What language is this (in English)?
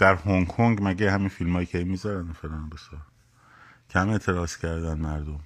Persian